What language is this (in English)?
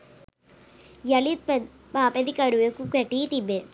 Sinhala